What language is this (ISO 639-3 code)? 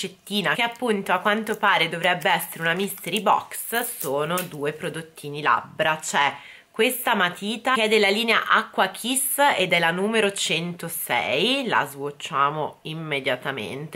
ita